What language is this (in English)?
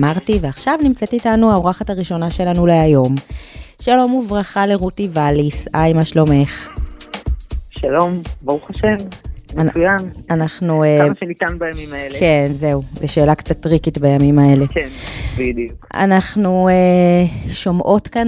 Hebrew